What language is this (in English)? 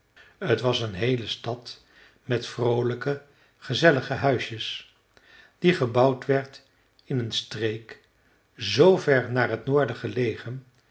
Dutch